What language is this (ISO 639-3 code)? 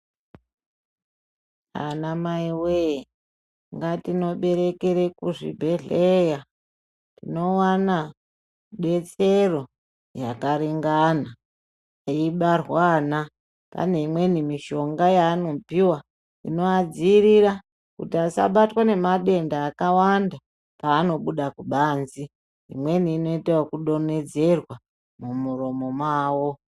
ndc